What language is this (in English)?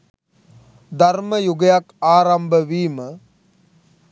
Sinhala